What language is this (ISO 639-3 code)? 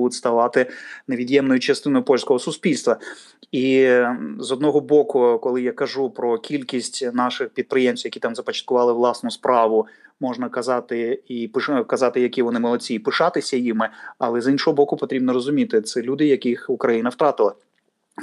ukr